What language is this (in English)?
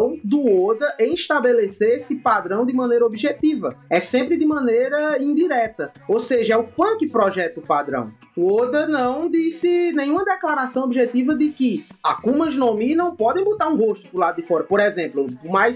Portuguese